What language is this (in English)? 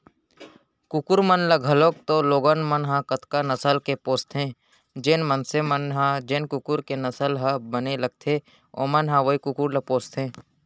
Chhattisgarhi